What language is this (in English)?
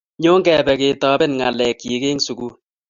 Kalenjin